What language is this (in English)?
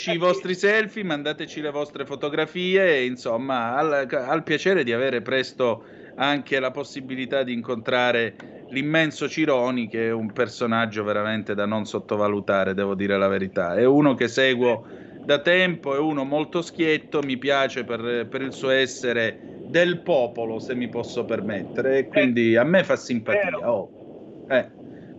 Italian